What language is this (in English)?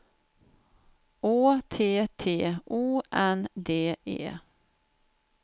Swedish